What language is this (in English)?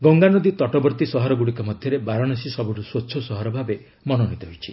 Odia